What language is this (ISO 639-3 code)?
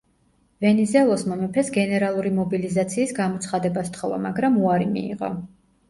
kat